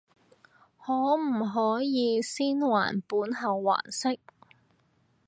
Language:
Cantonese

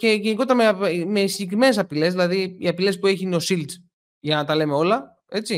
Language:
Greek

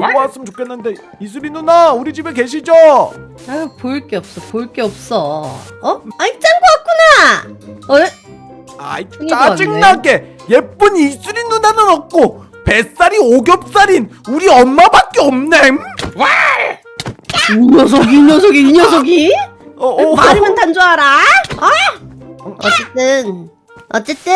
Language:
Korean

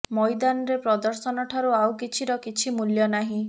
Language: Odia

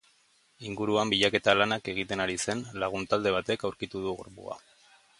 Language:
Basque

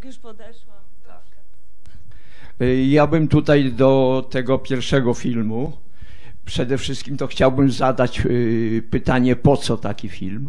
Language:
Polish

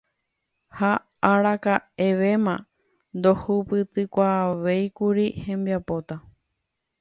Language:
Guarani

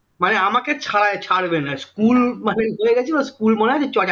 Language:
Bangla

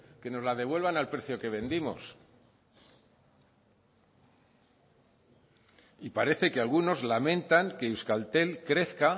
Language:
Spanish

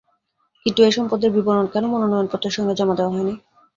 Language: Bangla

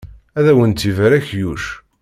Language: Kabyle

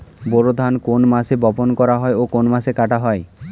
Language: Bangla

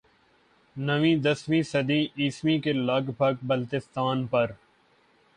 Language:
Urdu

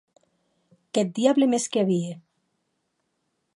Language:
Occitan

